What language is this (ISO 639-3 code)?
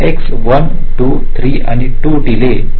mar